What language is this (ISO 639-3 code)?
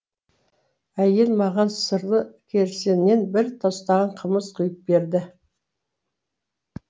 kaz